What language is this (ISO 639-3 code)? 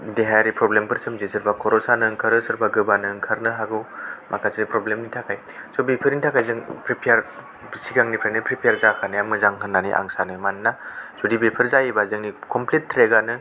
brx